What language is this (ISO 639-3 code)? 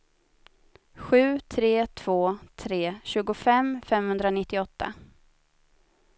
swe